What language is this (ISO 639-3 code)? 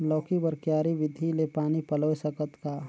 hne